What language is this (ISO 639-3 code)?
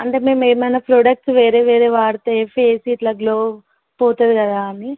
tel